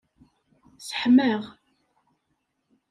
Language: Kabyle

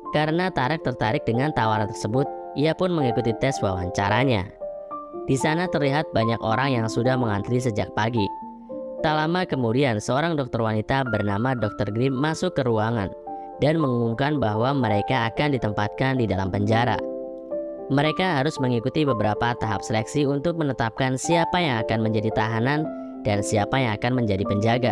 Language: Indonesian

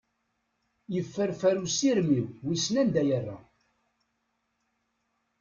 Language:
Kabyle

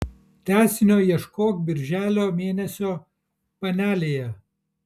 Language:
Lithuanian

